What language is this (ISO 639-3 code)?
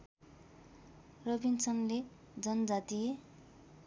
nep